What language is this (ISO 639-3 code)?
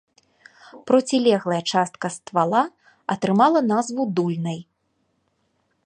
bel